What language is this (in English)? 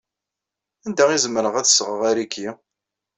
Kabyle